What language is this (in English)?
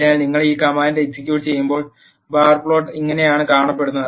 Malayalam